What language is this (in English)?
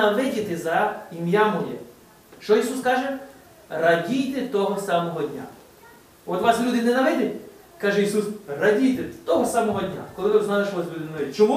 Ukrainian